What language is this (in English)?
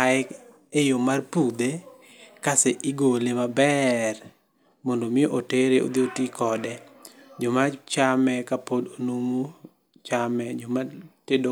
Luo (Kenya and Tanzania)